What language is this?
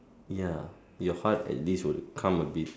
English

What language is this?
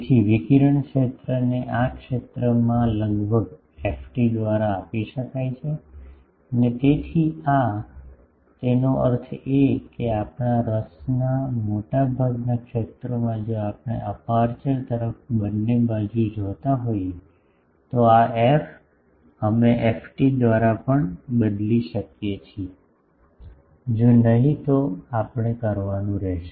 Gujarati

